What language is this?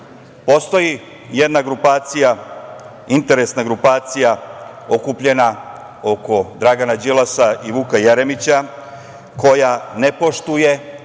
Serbian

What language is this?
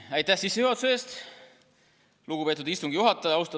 Estonian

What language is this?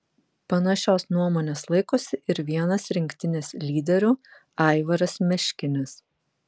Lithuanian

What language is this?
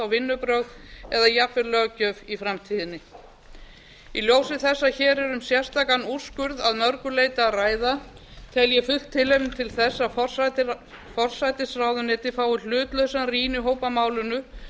Icelandic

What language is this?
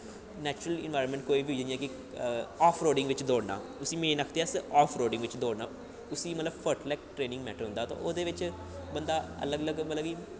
Dogri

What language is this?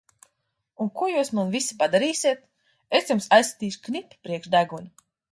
Latvian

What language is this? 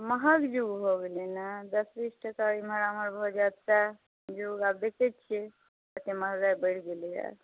Maithili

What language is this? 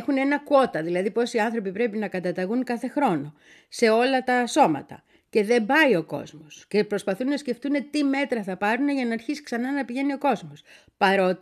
Greek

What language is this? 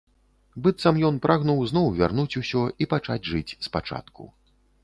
Belarusian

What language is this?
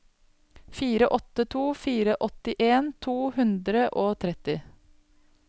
Norwegian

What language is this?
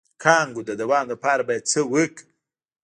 Pashto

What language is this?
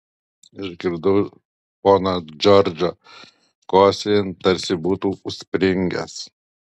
Lithuanian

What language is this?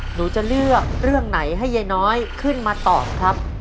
Thai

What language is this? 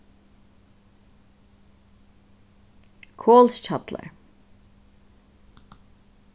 Faroese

